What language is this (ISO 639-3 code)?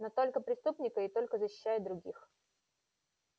rus